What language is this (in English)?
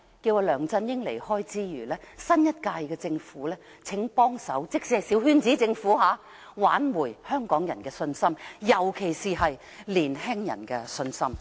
Cantonese